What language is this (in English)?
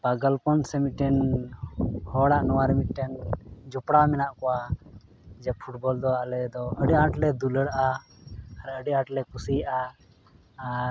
Santali